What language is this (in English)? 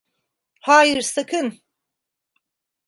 Turkish